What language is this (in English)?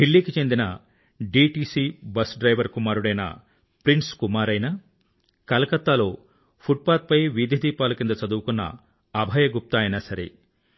Telugu